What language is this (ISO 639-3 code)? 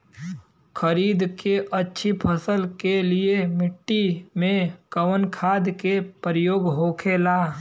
bho